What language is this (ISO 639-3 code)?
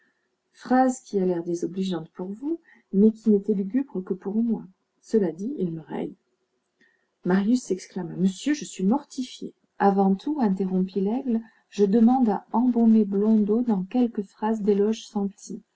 fra